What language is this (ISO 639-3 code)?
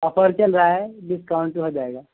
urd